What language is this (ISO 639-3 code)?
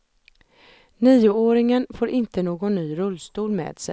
swe